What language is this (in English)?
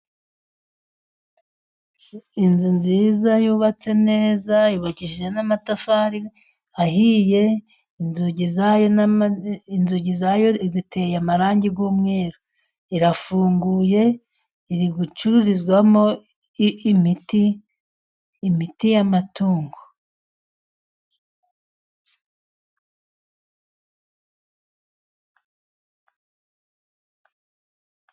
Kinyarwanda